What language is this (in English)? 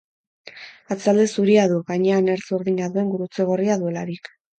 Basque